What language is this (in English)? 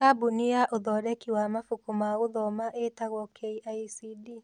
Kikuyu